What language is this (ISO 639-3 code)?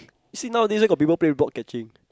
eng